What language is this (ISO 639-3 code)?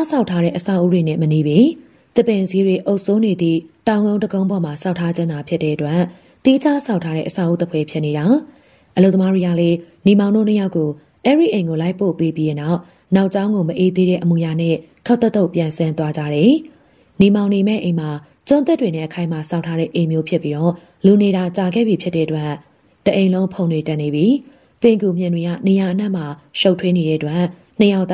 tha